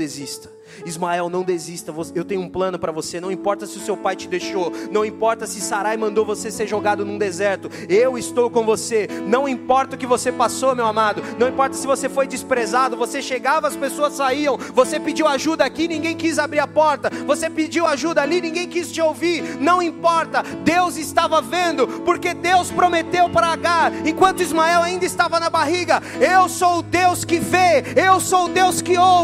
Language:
Portuguese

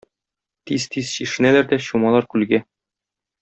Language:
Tatar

